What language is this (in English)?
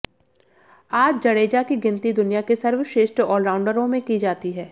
Hindi